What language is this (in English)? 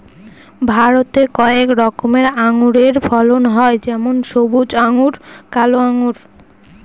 Bangla